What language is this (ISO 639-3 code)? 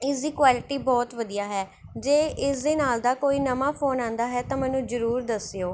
pan